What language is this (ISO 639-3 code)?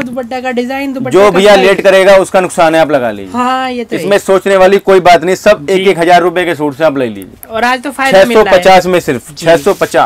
hin